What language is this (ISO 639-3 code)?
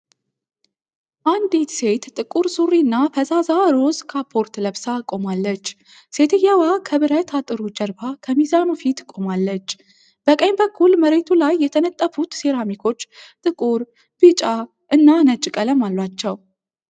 amh